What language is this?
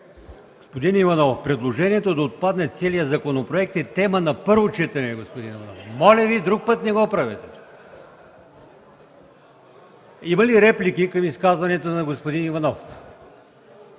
Bulgarian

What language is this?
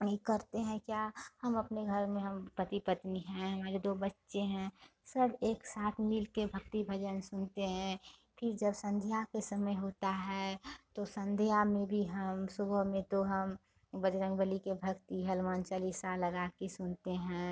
Hindi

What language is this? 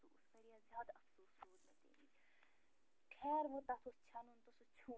Kashmiri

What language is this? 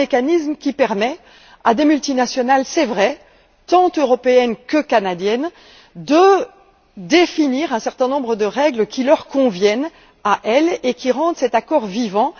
French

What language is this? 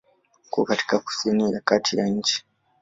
Swahili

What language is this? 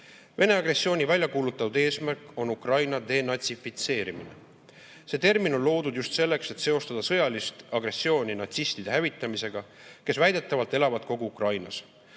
Estonian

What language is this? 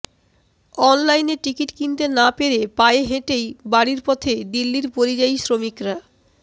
Bangla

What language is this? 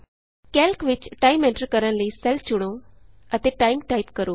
Punjabi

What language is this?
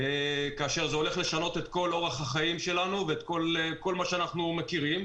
Hebrew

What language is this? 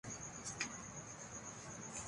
Urdu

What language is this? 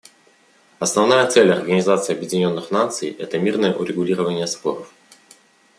Russian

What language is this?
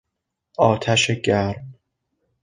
Persian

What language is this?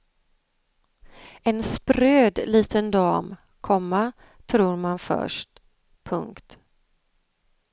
Swedish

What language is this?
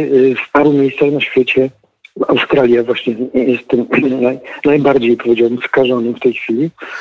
Polish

